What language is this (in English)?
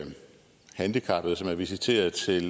Danish